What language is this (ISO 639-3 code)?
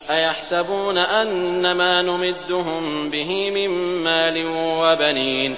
ara